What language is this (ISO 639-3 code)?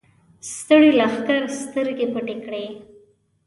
pus